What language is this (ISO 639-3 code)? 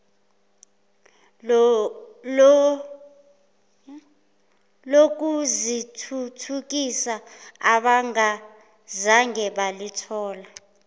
zul